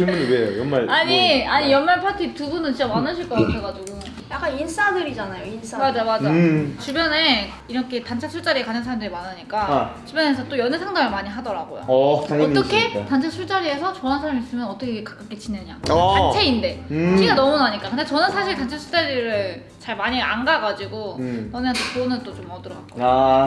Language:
Korean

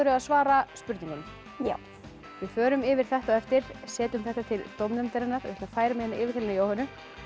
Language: Icelandic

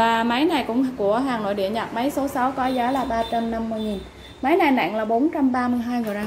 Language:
Vietnamese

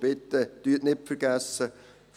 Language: Swiss German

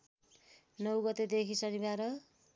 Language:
Nepali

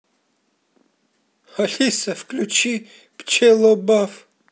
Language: Russian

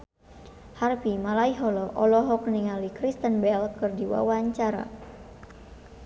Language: Sundanese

